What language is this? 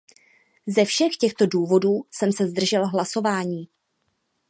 Czech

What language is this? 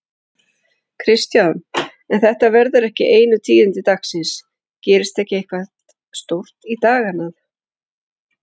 Icelandic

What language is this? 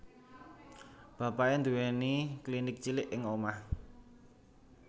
Javanese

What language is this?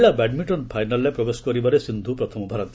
Odia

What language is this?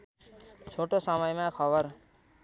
Nepali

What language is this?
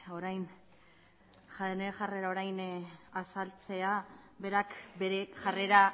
Basque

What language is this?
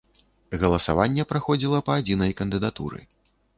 Belarusian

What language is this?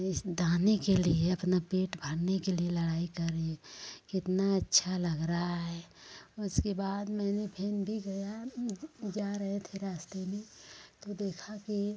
Hindi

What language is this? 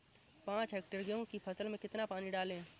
Hindi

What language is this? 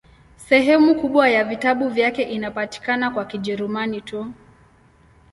Swahili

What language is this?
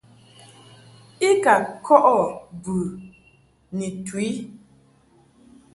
Mungaka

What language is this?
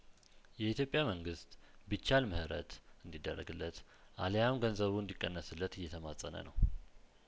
Amharic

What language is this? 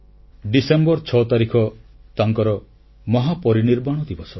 Odia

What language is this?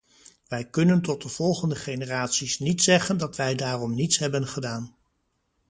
Dutch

